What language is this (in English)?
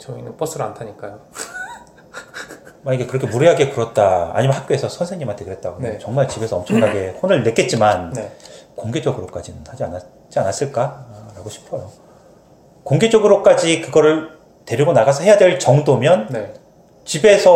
Korean